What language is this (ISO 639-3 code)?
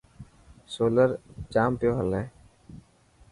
mki